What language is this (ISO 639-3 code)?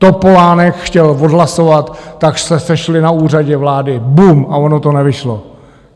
ces